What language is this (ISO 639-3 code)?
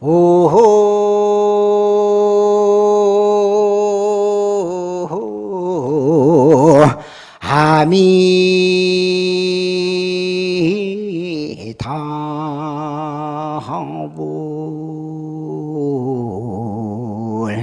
kor